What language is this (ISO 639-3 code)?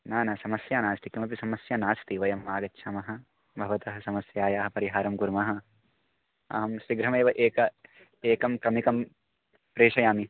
san